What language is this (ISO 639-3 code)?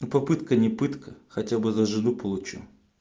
rus